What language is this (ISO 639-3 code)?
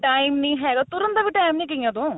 pan